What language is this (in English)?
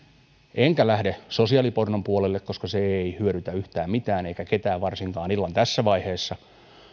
Finnish